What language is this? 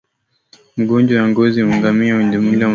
Swahili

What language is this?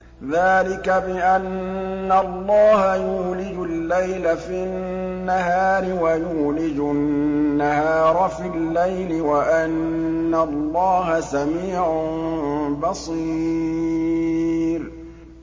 Arabic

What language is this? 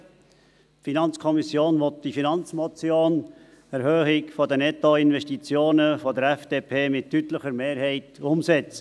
Swiss German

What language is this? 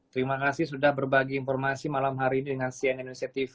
Indonesian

